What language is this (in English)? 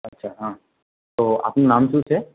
Gujarati